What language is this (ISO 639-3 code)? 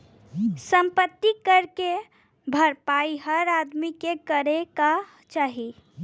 bho